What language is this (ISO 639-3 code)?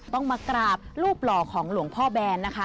tha